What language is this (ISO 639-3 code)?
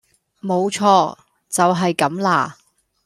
yue